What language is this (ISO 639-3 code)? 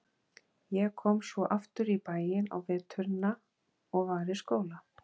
isl